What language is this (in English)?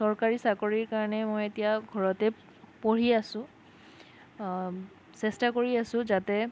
Assamese